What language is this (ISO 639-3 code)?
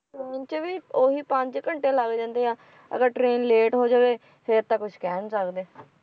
pan